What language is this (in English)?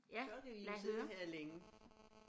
Danish